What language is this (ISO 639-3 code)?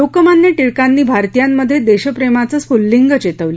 mar